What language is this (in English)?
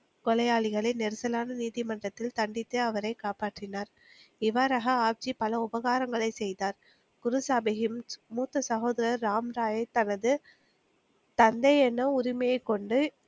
Tamil